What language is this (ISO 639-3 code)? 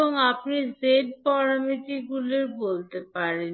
ben